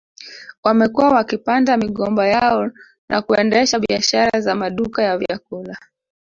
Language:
Swahili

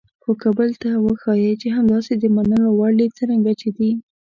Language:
Pashto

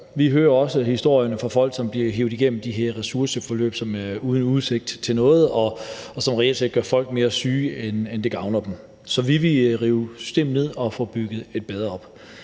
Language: Danish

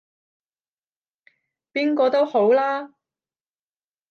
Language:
Cantonese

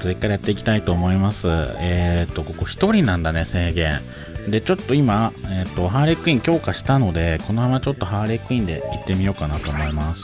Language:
Japanese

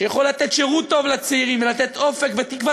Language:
Hebrew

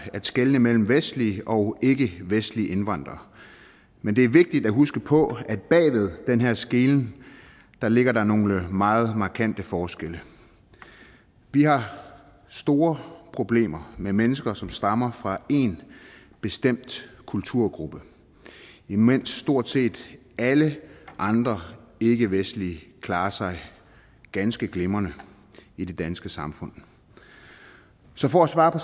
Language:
Danish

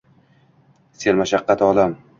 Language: Uzbek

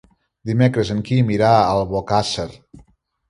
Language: Catalan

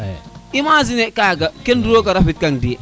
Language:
Serer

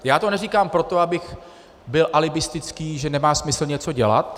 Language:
Czech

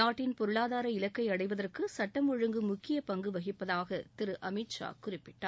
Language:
Tamil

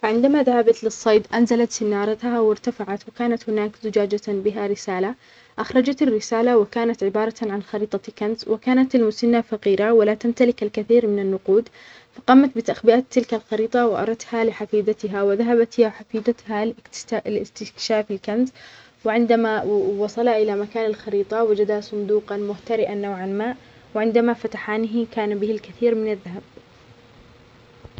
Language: Omani Arabic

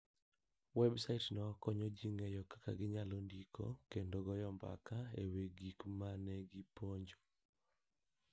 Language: Luo (Kenya and Tanzania)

